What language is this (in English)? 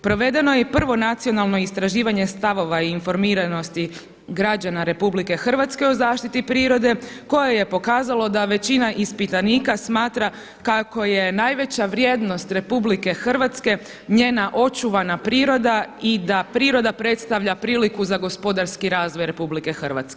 Croatian